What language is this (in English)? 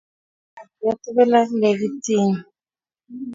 Kalenjin